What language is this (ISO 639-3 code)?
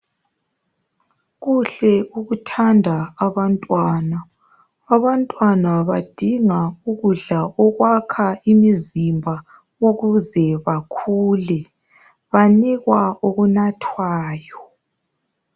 nde